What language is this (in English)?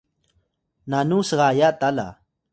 Atayal